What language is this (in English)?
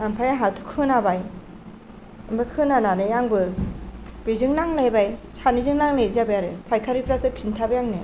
Bodo